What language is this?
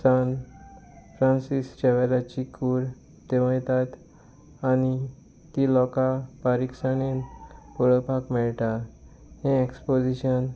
Konkani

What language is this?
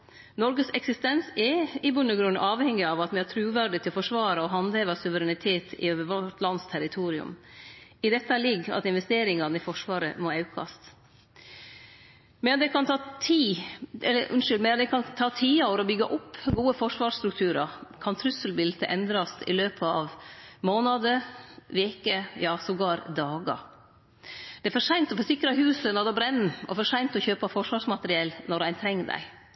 Norwegian Nynorsk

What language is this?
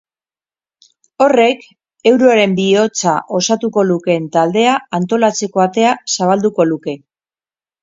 Basque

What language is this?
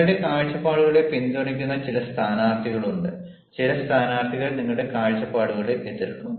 Malayalam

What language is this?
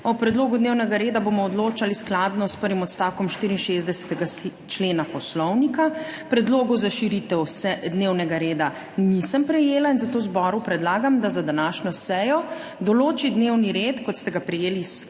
Slovenian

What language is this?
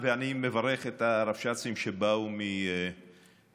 Hebrew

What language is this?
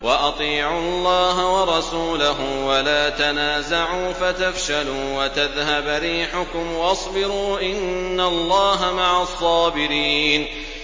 Arabic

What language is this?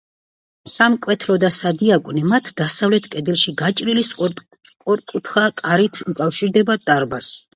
Georgian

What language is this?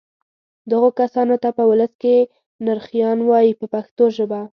Pashto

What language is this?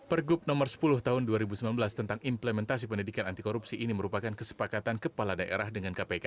Indonesian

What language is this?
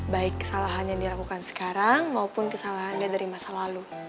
Indonesian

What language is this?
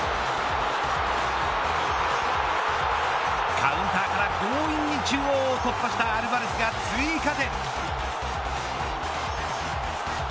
Japanese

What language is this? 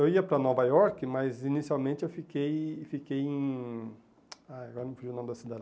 Portuguese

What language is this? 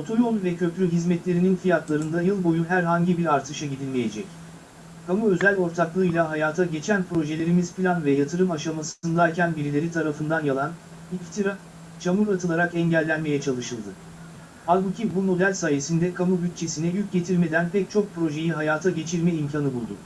Turkish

